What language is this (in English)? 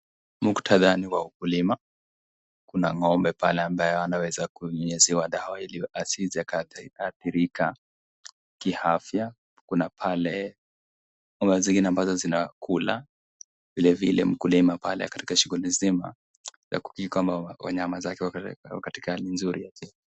Swahili